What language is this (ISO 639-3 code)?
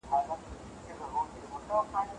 pus